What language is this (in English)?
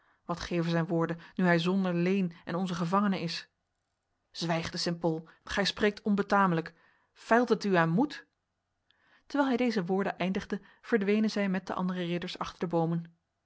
Dutch